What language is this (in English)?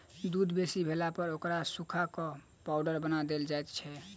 Maithili